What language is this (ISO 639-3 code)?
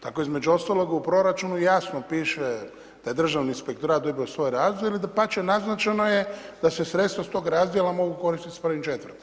hrv